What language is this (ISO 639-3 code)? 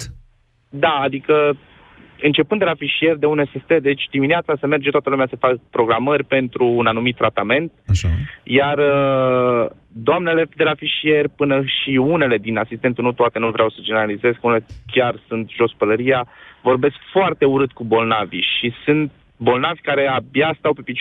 ron